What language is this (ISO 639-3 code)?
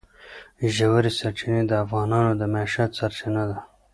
pus